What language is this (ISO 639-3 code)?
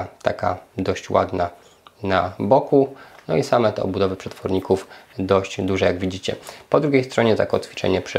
pol